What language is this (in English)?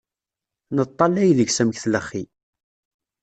Kabyle